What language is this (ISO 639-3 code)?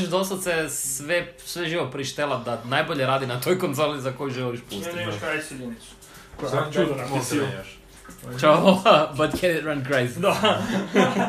hrv